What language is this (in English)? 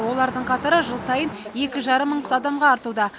Kazakh